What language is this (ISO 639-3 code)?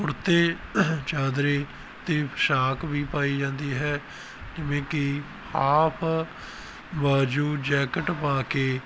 pan